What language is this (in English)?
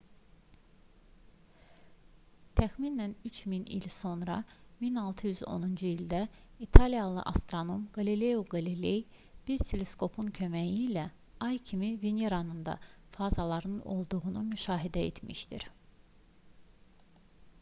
Azerbaijani